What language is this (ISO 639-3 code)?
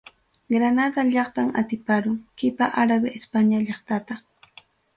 quy